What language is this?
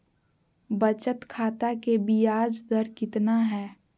Magahi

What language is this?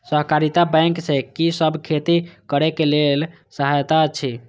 Maithili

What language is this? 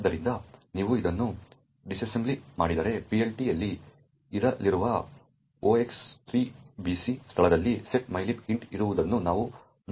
Kannada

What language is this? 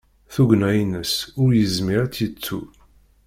Kabyle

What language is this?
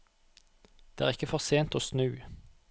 Norwegian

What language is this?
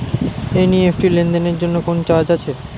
Bangla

